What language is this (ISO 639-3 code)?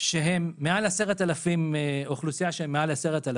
heb